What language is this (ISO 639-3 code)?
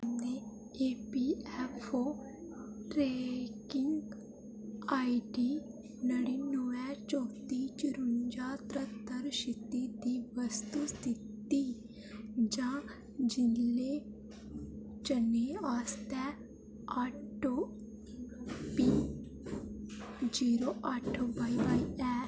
doi